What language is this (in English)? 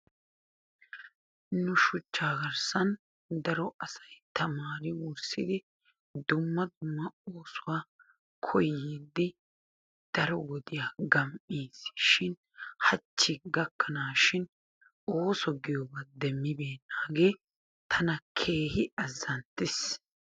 Wolaytta